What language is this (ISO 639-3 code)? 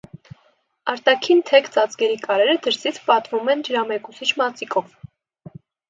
hye